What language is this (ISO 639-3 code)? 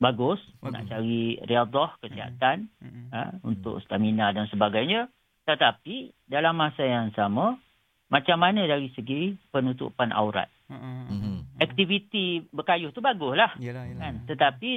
msa